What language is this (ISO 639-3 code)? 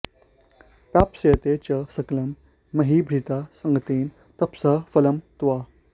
san